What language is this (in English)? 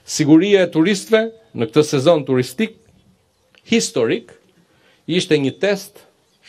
Romanian